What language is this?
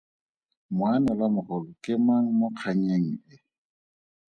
Tswana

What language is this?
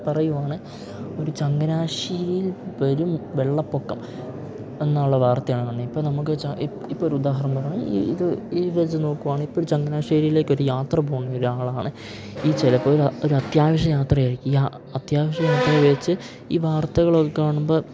Malayalam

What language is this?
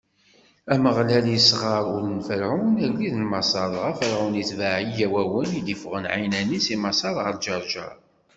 Kabyle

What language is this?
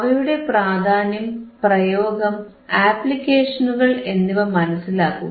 Malayalam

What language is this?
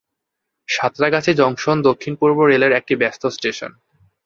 Bangla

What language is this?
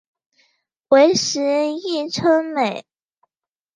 Chinese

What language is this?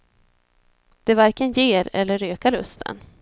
Swedish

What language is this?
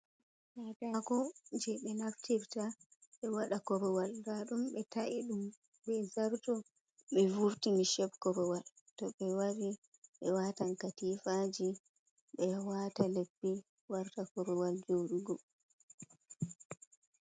Fula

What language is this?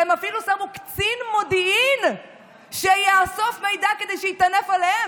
Hebrew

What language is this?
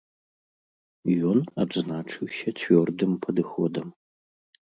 Belarusian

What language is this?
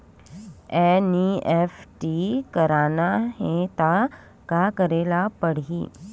Chhattisgarhi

